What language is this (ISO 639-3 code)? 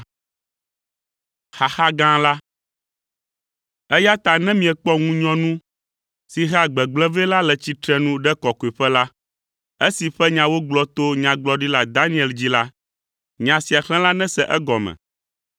ewe